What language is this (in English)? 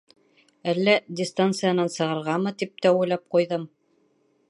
Bashkir